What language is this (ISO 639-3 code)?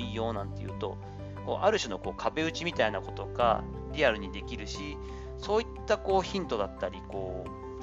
jpn